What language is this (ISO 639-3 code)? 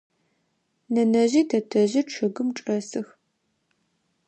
ady